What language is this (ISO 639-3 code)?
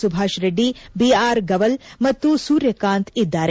kan